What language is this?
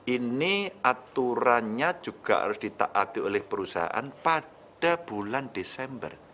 Indonesian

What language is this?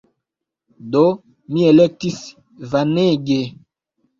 Esperanto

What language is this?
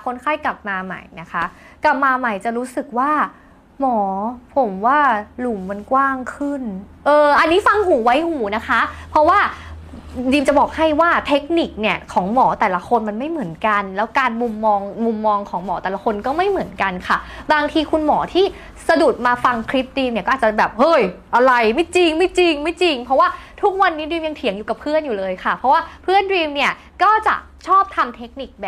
Thai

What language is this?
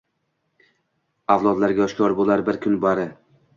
Uzbek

